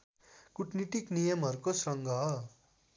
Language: Nepali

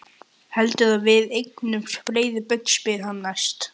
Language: Icelandic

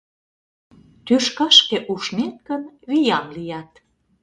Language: Mari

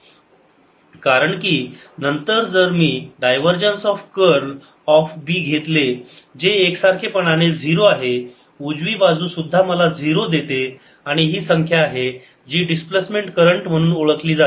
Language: Marathi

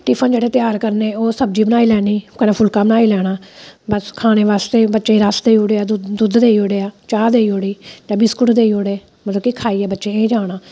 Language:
Dogri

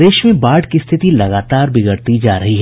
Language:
Hindi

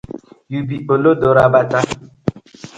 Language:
Nigerian Pidgin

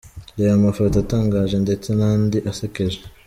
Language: Kinyarwanda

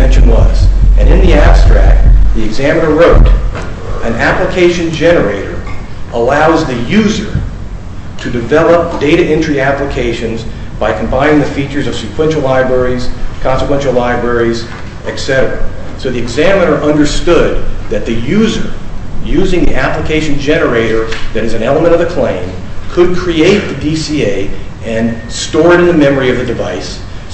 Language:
English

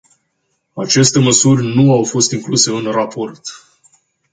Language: Romanian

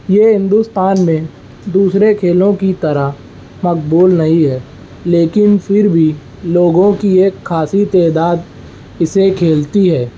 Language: Urdu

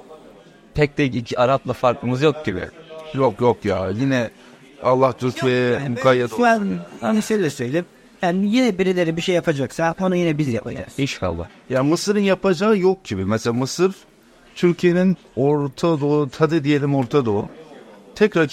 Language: Turkish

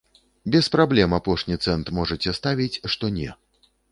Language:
Belarusian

